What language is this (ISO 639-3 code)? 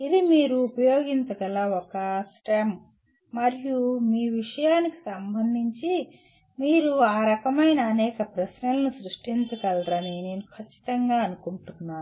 tel